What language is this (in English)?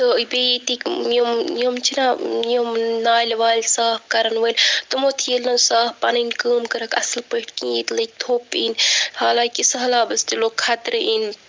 Kashmiri